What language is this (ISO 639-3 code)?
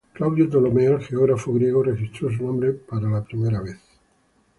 spa